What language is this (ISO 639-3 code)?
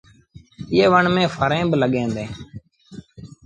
sbn